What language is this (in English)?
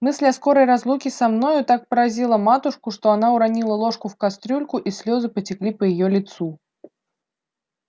Russian